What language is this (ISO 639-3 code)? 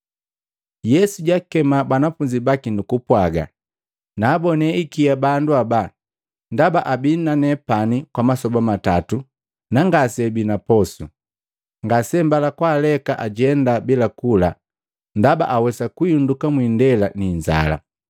mgv